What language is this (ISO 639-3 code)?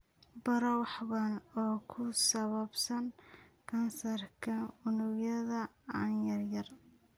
som